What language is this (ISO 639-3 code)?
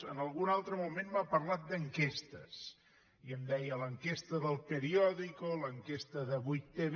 cat